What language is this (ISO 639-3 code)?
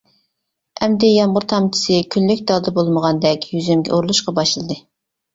uig